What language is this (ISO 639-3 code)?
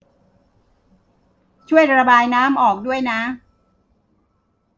tha